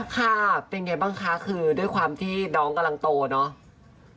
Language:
Thai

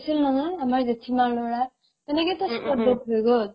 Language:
Assamese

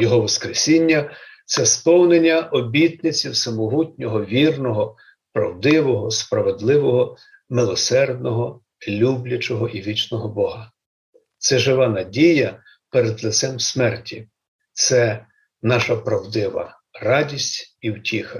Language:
Ukrainian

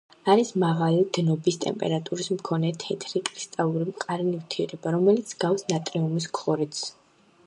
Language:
Georgian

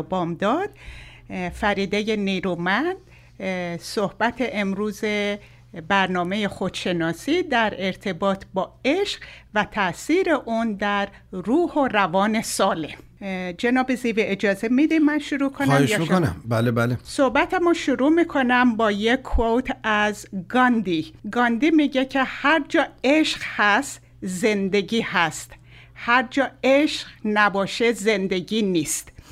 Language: Persian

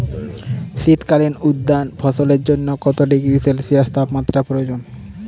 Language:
Bangla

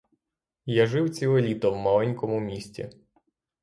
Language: Ukrainian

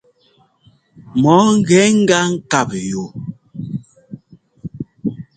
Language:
Ngomba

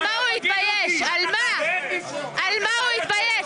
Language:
Hebrew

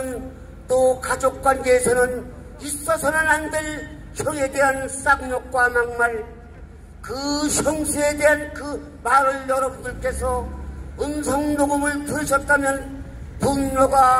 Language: Korean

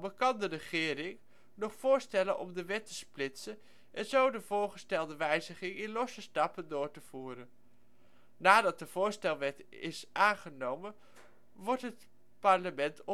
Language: Dutch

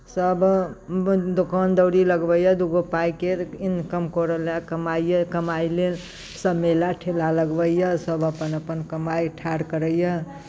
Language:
Maithili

